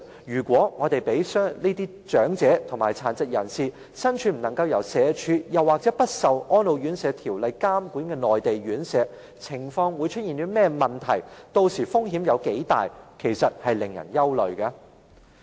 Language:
Cantonese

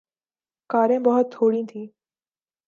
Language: Urdu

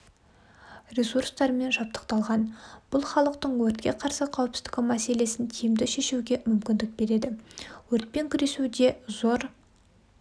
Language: Kazakh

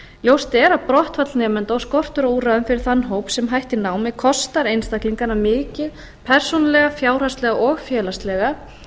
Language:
Icelandic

